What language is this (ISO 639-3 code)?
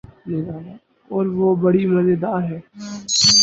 urd